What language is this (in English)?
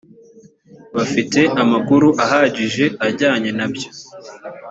Kinyarwanda